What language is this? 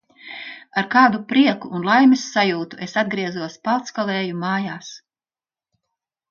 Latvian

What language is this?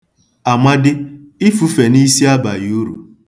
Igbo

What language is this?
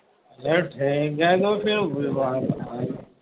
Urdu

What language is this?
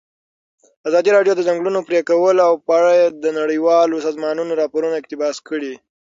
Pashto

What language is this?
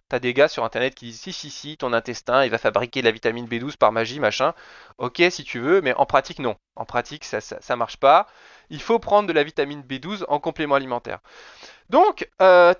French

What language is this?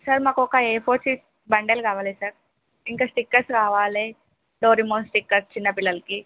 Telugu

